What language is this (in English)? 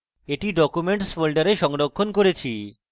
Bangla